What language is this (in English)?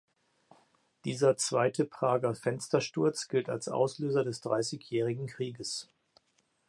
German